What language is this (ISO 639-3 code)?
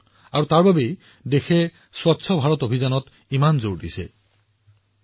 asm